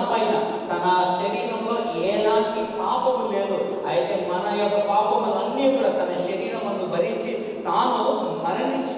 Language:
English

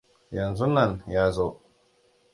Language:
Hausa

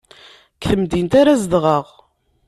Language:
Kabyle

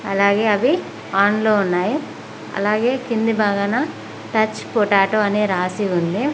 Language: Telugu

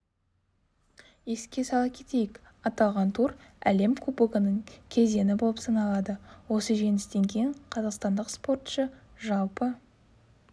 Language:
Kazakh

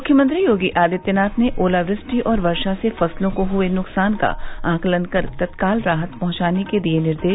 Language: Hindi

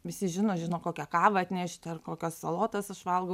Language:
Lithuanian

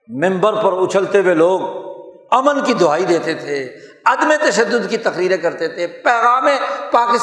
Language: Urdu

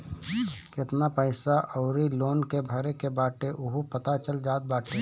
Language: Bhojpuri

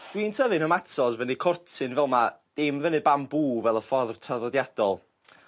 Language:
Welsh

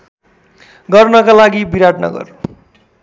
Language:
Nepali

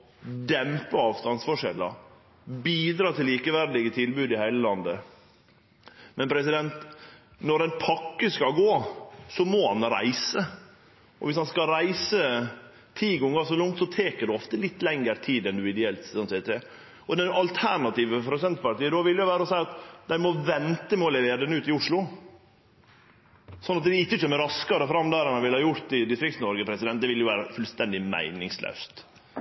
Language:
Norwegian Nynorsk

